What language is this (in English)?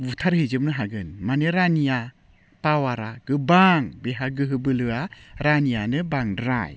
Bodo